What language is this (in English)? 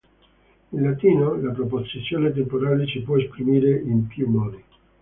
Italian